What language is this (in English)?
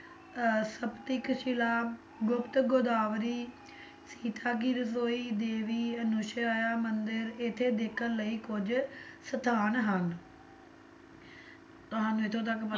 Punjabi